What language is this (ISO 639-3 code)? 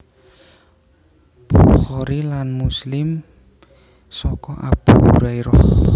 jav